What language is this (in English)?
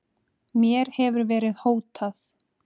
Icelandic